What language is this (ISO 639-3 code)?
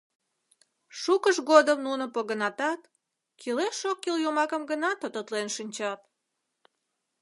chm